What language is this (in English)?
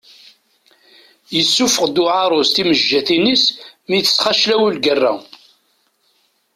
Kabyle